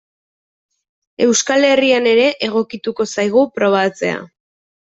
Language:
Basque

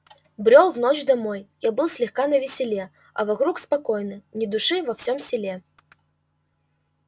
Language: Russian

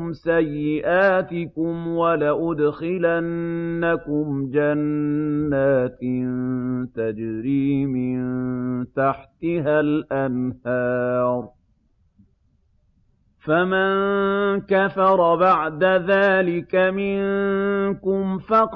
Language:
Arabic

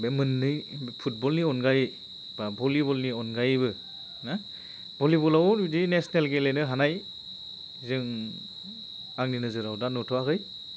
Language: Bodo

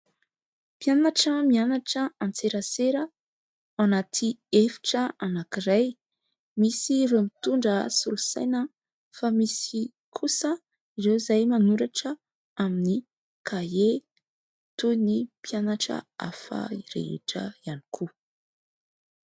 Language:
Malagasy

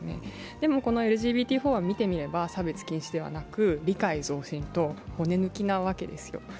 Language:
Japanese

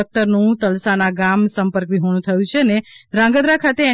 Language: Gujarati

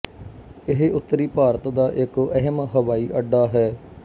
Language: Punjabi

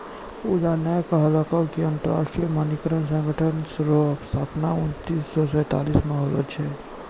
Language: Maithili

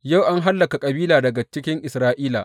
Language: Hausa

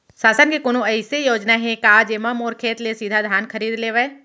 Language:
Chhattisgarhi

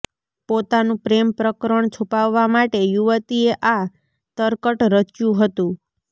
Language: Gujarati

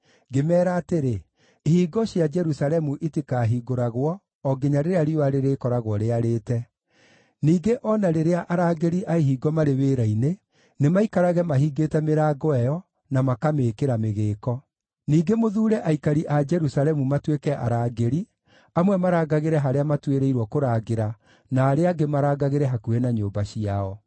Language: Kikuyu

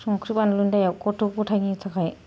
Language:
Bodo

